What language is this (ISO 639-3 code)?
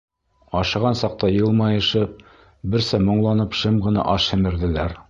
bak